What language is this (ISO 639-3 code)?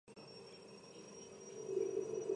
kat